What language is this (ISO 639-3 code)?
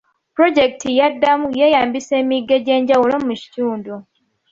lug